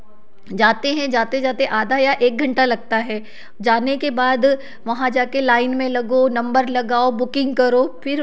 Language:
Hindi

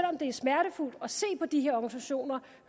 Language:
Danish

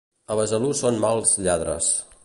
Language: Catalan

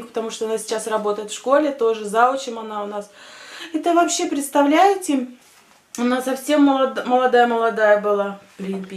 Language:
Russian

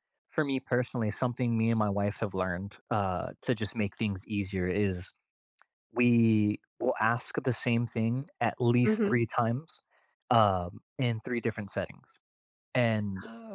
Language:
English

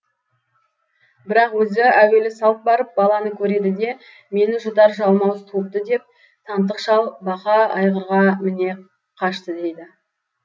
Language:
Kazakh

